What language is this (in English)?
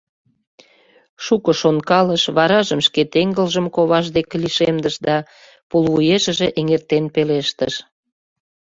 Mari